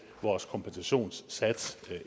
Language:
Danish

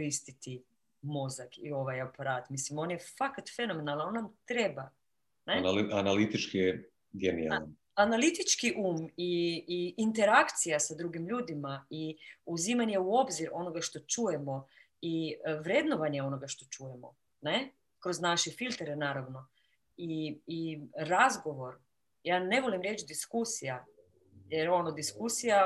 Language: Croatian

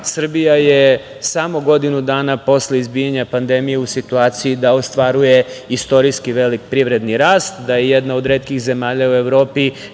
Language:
Serbian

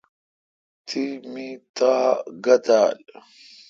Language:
Kalkoti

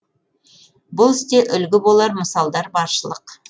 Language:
Kazakh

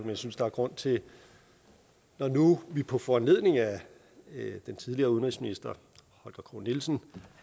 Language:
Danish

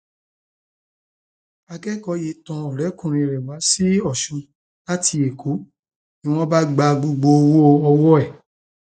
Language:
Yoruba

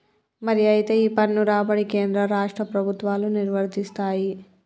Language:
Telugu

